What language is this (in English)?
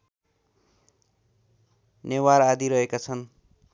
Nepali